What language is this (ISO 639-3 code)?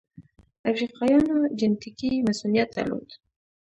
pus